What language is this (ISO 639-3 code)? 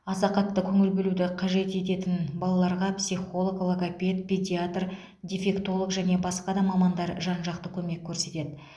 kaz